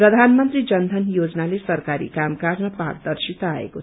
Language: Nepali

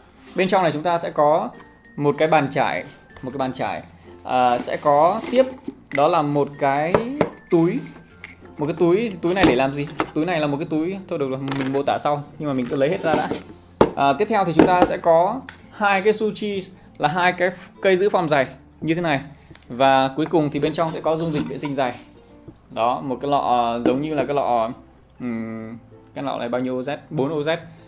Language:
Vietnamese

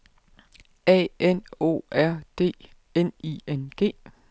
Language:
Danish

